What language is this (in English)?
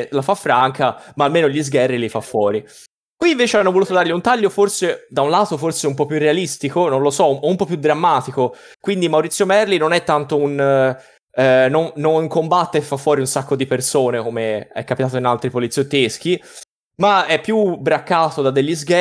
Italian